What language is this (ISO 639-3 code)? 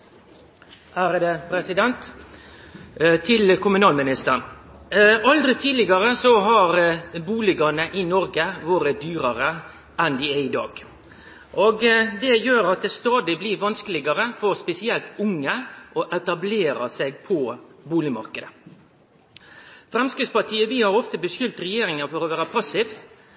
nno